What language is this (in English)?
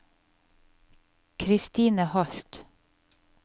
Norwegian